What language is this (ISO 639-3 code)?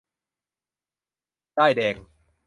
tha